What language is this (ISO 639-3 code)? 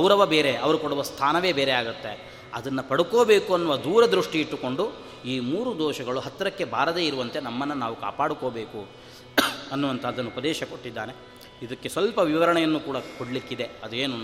kan